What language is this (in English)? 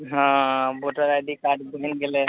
Maithili